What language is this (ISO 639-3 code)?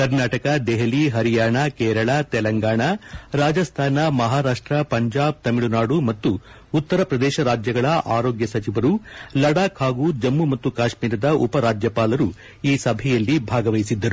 kan